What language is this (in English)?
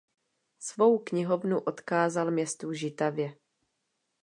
Czech